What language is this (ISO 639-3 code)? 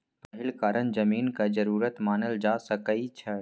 mai